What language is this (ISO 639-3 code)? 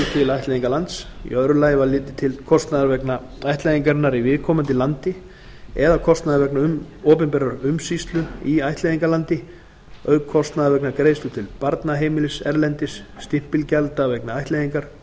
isl